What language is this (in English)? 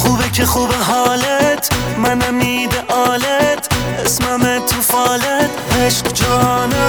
Persian